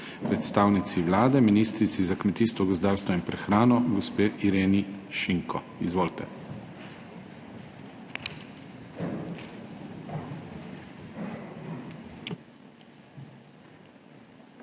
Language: Slovenian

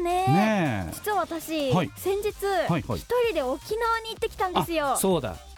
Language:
Japanese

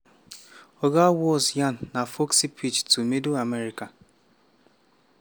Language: Nigerian Pidgin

